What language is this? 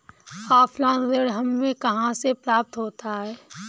Hindi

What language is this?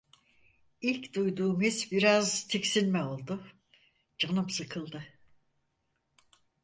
Turkish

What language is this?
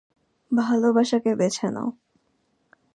Bangla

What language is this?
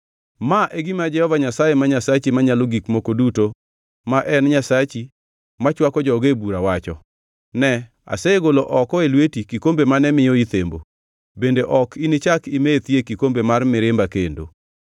Luo (Kenya and Tanzania)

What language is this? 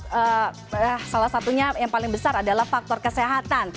Indonesian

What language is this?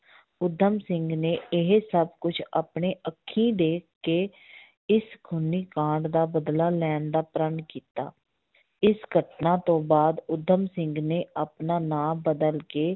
Punjabi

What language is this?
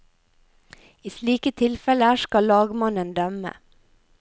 Norwegian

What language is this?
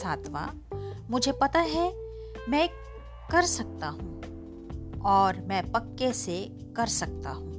Hindi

